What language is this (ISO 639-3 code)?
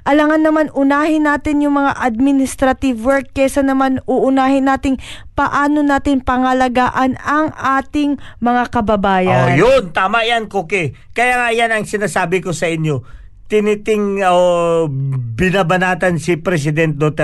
fil